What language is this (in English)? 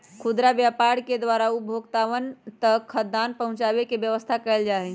Magahi